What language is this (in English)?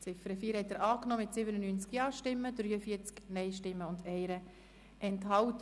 Swiss German